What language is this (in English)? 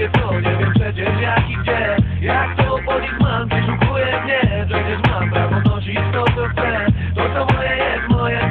Bulgarian